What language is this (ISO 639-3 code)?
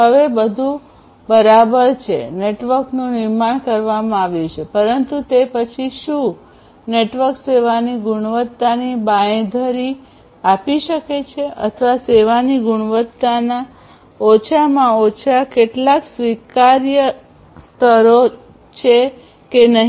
guj